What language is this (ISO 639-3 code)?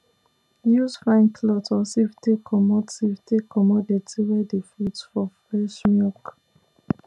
pcm